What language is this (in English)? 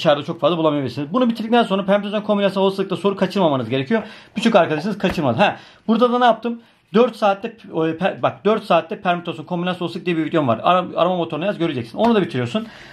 Turkish